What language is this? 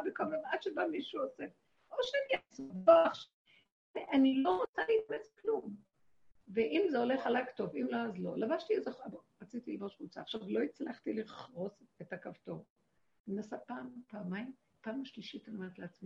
Hebrew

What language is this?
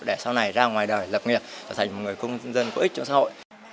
Vietnamese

